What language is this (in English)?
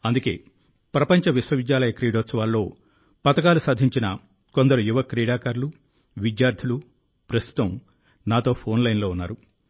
Telugu